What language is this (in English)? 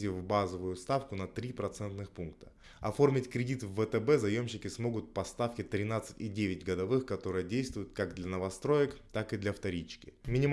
Russian